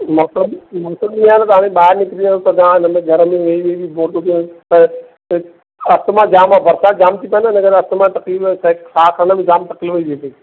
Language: Sindhi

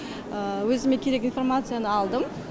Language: Kazakh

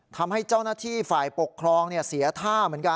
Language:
Thai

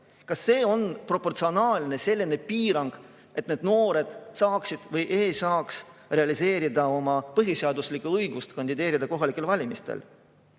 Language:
Estonian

